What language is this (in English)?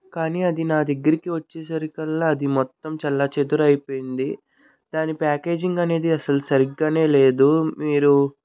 Telugu